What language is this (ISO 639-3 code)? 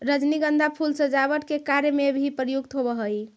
mag